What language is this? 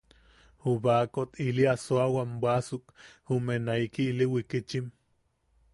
Yaqui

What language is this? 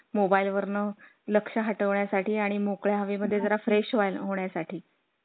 Marathi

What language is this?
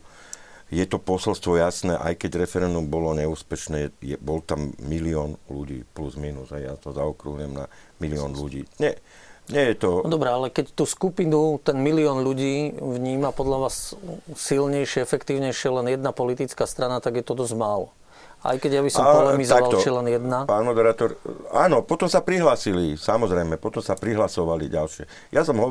Slovak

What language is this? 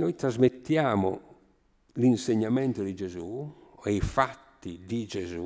Italian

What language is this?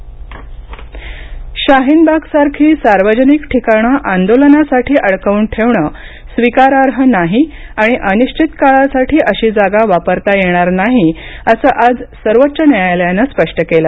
Marathi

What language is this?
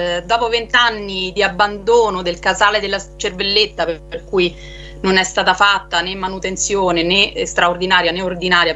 Italian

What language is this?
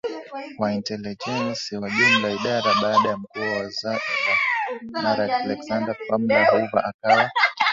Swahili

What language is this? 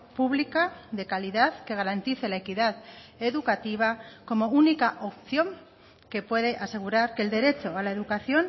Spanish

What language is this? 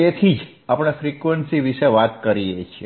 Gujarati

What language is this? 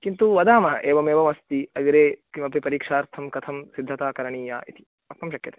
Sanskrit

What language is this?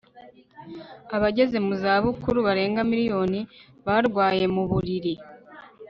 Kinyarwanda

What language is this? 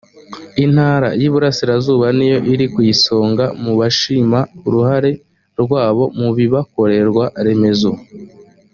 Kinyarwanda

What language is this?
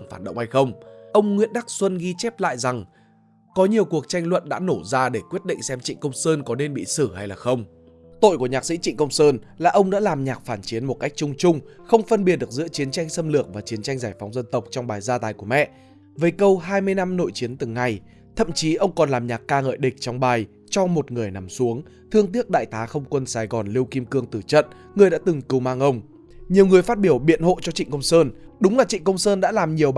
Vietnamese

